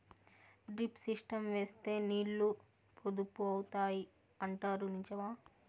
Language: Telugu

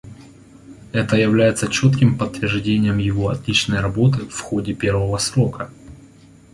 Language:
Russian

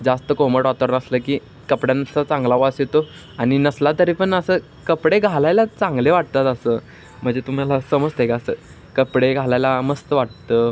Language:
Marathi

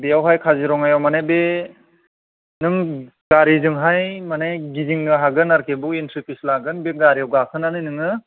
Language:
Bodo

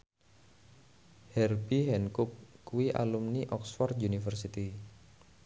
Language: Javanese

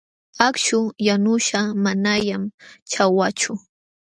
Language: Jauja Wanca Quechua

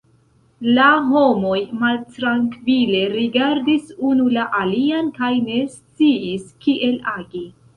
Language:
Esperanto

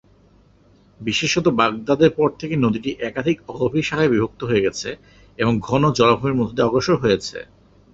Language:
Bangla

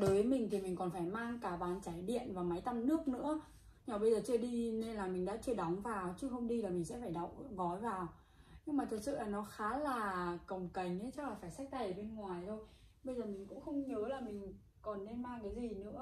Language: Vietnamese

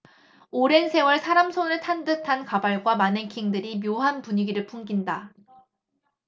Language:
Korean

